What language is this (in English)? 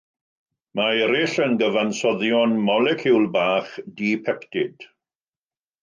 Welsh